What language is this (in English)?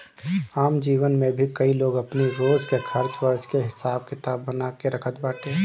Bhojpuri